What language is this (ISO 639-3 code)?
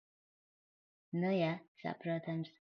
lav